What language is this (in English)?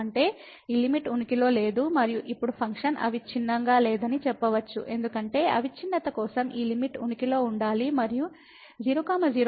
Telugu